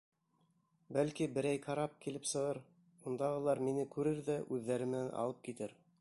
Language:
Bashkir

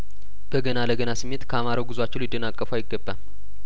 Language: Amharic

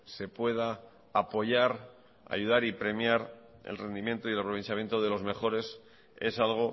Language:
Spanish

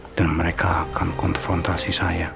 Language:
Indonesian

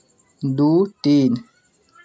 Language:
Maithili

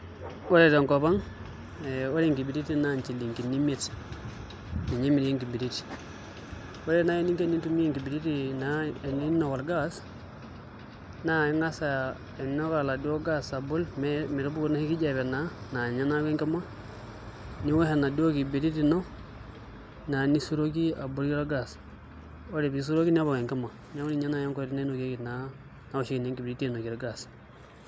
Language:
Masai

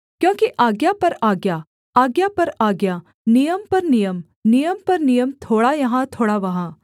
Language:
Hindi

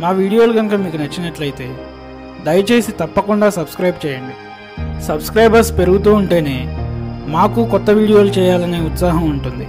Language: Telugu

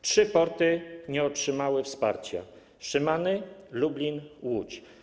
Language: Polish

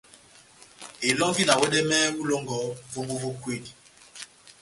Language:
Batanga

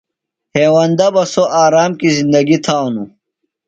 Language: Phalura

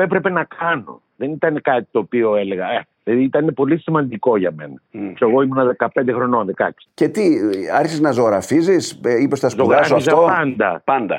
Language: Greek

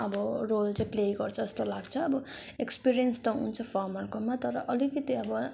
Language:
Nepali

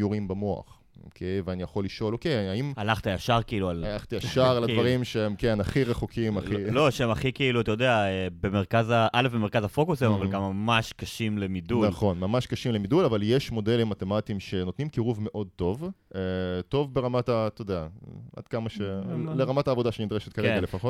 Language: Hebrew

